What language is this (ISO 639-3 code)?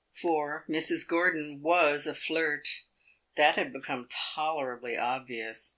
eng